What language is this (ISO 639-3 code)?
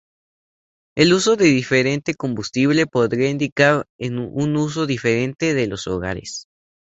spa